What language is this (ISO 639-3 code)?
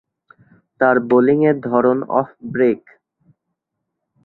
ben